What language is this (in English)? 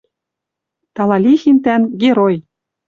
Western Mari